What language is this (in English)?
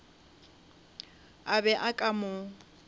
Northern Sotho